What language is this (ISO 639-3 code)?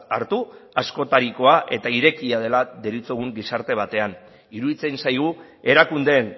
eus